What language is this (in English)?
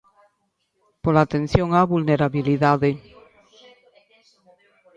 Galician